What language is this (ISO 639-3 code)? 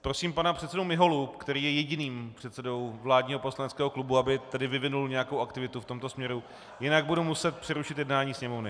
ces